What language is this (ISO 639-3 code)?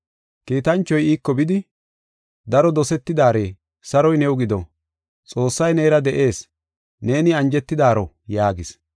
gof